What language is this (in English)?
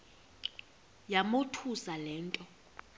Xhosa